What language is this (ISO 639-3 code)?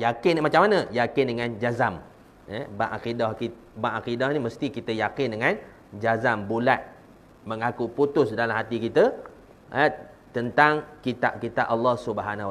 msa